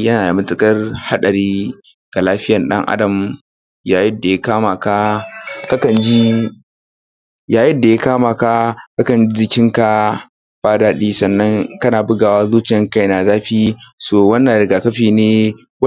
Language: Hausa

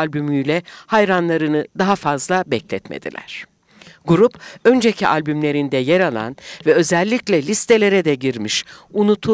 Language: Turkish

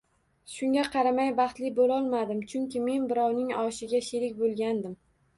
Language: Uzbek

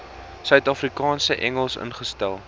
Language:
Afrikaans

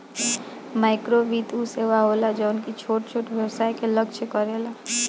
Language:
Bhojpuri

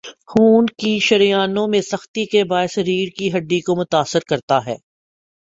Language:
Urdu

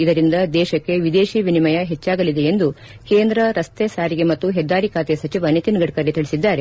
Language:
Kannada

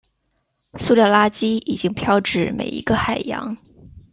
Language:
Chinese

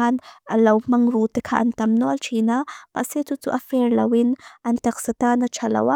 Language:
Mizo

